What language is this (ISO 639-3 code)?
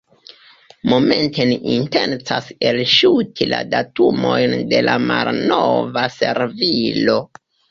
epo